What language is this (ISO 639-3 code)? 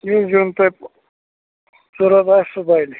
kas